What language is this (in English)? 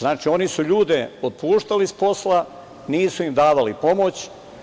Serbian